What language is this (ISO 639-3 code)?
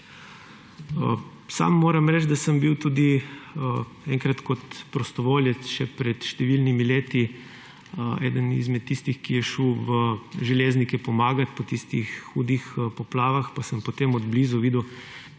slv